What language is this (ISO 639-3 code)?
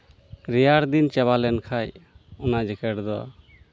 sat